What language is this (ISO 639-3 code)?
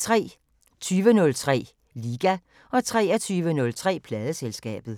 dan